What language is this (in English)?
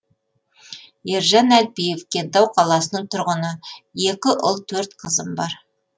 Kazakh